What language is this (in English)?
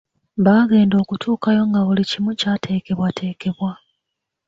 Ganda